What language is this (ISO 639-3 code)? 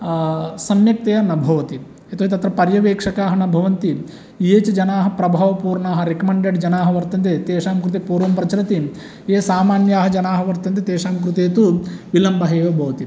san